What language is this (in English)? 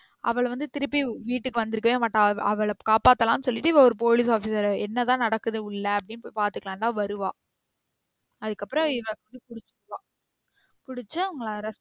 Tamil